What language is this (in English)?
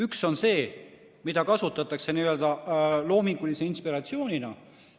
Estonian